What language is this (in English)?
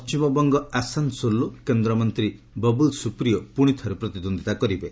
Odia